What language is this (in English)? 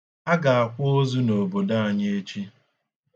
Igbo